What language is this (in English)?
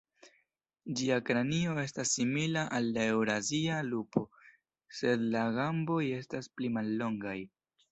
Esperanto